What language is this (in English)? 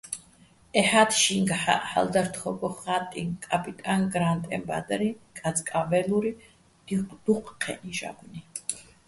Bats